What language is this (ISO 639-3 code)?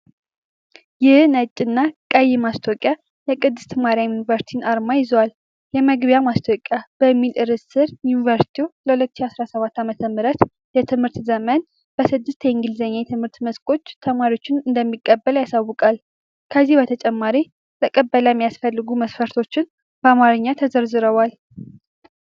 amh